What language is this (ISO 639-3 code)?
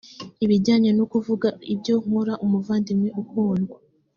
kin